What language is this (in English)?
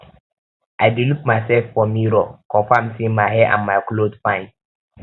Nigerian Pidgin